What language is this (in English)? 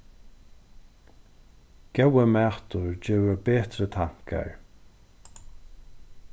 Faroese